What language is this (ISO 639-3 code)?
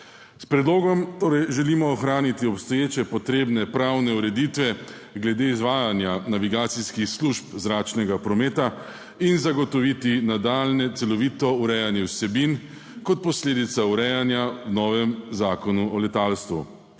slv